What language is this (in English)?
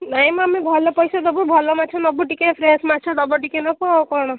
Odia